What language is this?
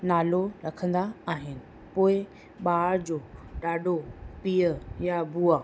Sindhi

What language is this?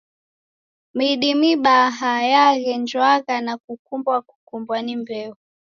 Taita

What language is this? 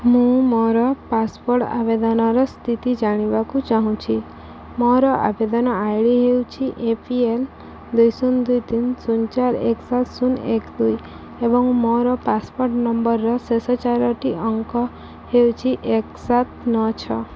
Odia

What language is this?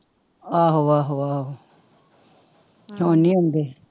Punjabi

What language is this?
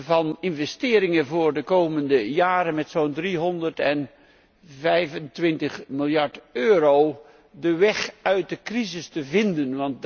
Dutch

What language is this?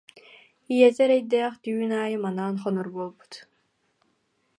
Yakut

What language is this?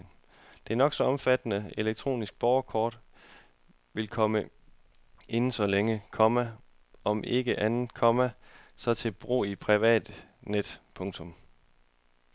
Danish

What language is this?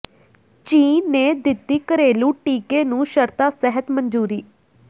Punjabi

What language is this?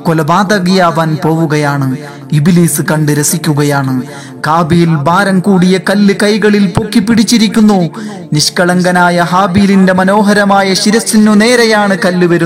Malayalam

